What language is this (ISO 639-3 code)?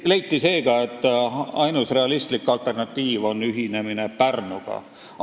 est